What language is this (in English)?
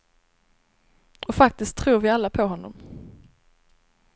Swedish